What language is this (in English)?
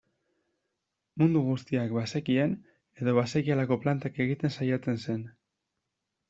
Basque